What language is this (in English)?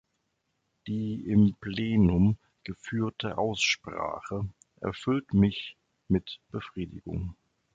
German